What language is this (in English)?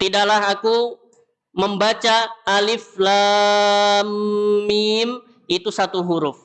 Indonesian